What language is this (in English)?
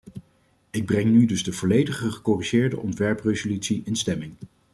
Dutch